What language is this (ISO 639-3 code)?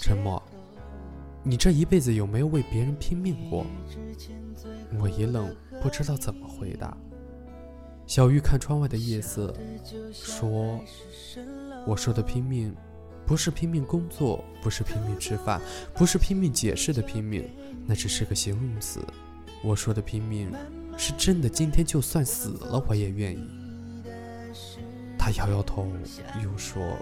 zho